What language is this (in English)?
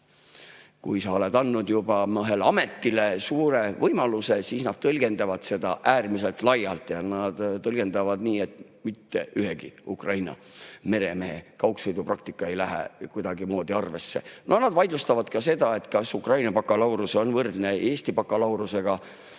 Estonian